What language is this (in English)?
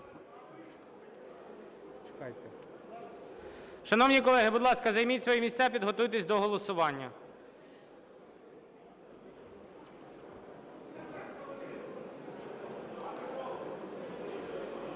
Ukrainian